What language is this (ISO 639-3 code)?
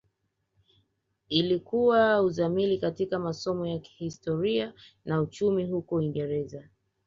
swa